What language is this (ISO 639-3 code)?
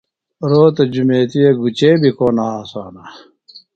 phl